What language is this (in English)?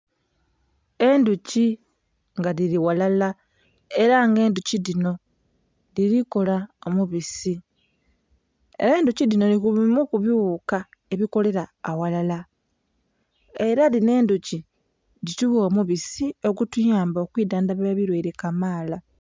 Soga